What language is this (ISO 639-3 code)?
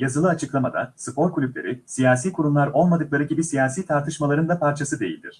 tur